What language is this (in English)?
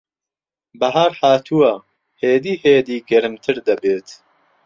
Central Kurdish